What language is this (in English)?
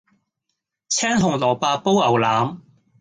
Cantonese